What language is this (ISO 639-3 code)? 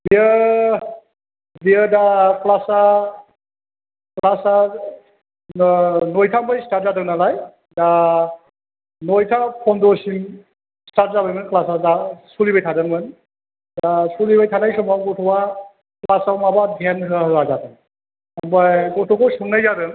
brx